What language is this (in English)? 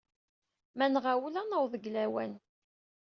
Kabyle